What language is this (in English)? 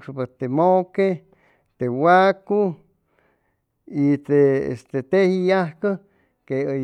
Chimalapa Zoque